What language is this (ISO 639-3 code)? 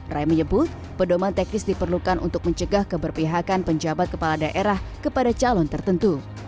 ind